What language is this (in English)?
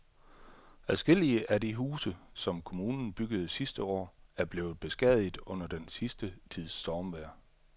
Danish